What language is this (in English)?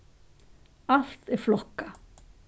Faroese